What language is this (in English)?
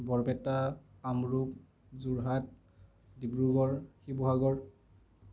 Assamese